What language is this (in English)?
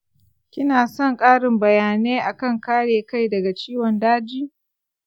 Hausa